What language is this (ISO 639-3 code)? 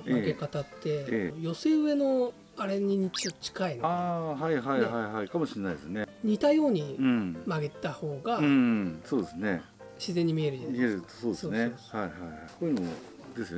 jpn